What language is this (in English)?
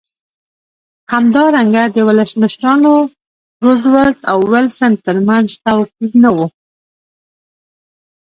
Pashto